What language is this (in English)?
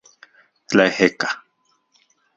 Central Puebla Nahuatl